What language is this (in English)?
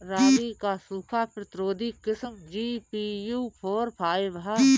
Bhojpuri